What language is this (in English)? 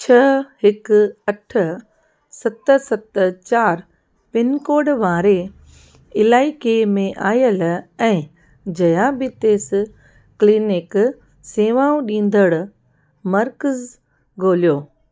Sindhi